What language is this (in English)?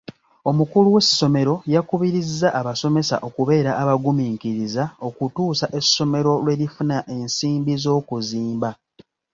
Ganda